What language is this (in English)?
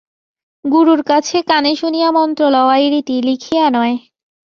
Bangla